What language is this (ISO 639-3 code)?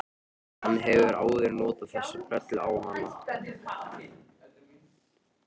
isl